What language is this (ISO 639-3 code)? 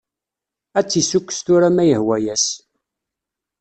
kab